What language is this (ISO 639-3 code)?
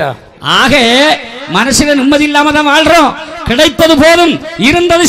ara